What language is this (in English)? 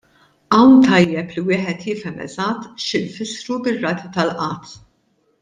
Maltese